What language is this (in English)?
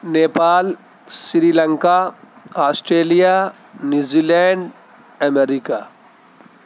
Urdu